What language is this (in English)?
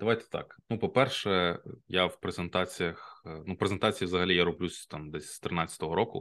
Ukrainian